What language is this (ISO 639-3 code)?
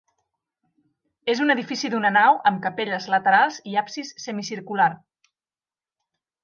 cat